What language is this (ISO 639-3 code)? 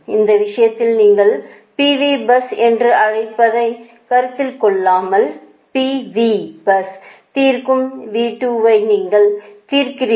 tam